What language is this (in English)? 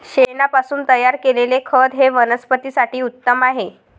Marathi